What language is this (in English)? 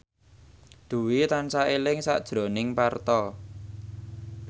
Javanese